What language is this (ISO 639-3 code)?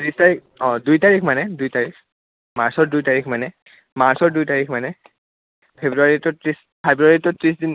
asm